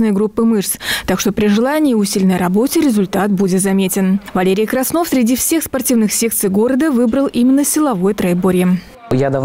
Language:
Russian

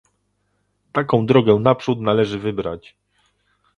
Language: Polish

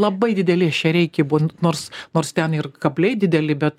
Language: Lithuanian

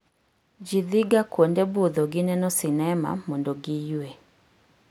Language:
Luo (Kenya and Tanzania)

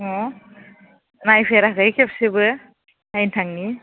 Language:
Bodo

